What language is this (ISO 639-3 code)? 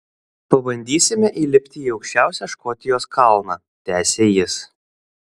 lit